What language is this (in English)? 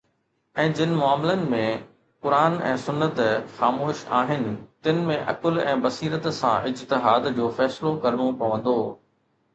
Sindhi